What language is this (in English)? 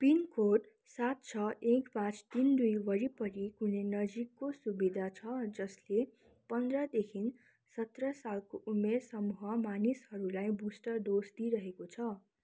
Nepali